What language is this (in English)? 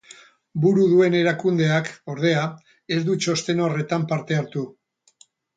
Basque